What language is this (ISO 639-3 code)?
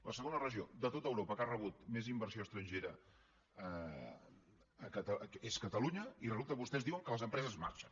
cat